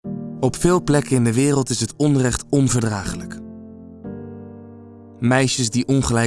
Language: Dutch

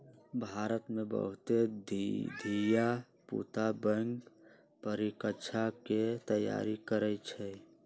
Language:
Magahi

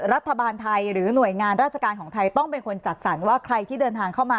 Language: Thai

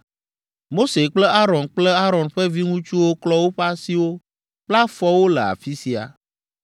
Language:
Ewe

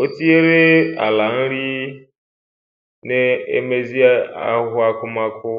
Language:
Igbo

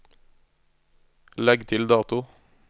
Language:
Norwegian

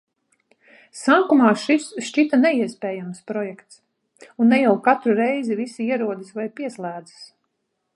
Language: Latvian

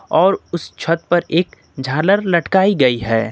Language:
Hindi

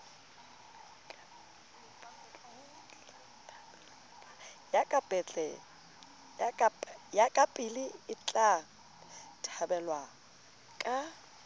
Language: Southern Sotho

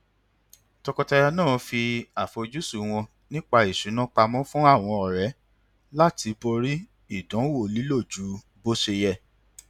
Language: Yoruba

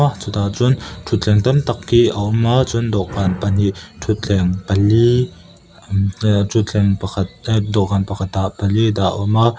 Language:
Mizo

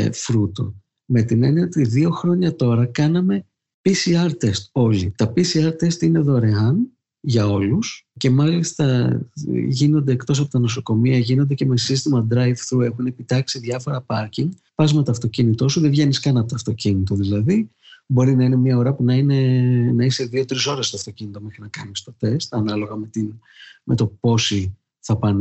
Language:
Greek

